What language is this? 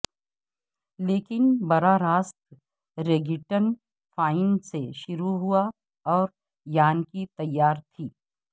Urdu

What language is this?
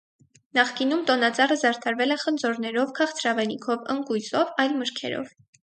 Armenian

